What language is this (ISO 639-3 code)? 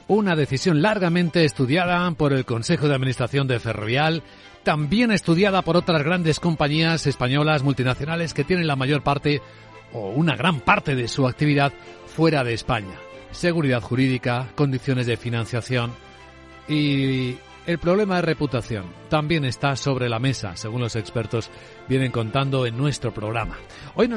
spa